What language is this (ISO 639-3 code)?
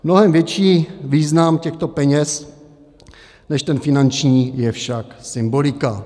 ces